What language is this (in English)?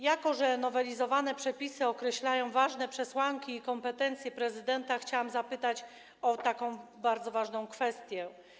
Polish